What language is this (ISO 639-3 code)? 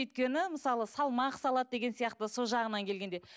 kaz